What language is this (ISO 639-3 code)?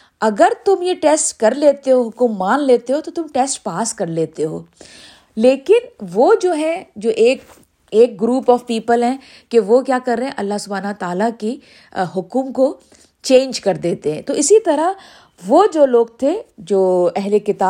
urd